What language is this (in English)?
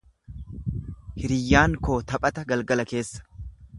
Oromo